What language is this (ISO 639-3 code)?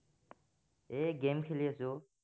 asm